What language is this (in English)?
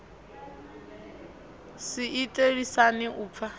Venda